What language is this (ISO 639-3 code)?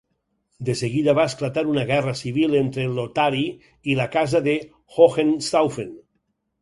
cat